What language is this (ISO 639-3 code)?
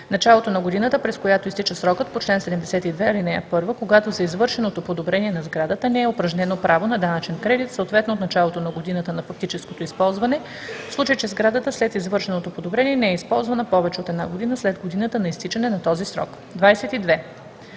bul